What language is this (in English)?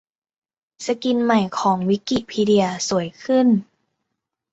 Thai